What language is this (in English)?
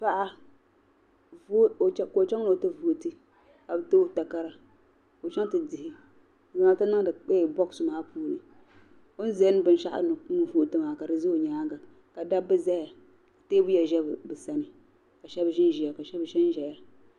Dagbani